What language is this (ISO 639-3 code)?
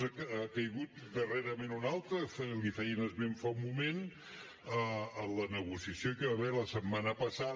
cat